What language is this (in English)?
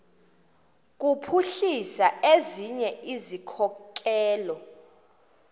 Xhosa